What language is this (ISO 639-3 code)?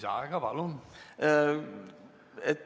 est